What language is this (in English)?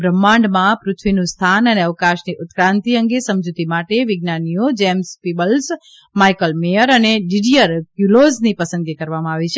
Gujarati